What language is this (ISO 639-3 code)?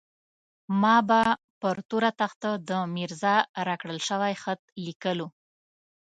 pus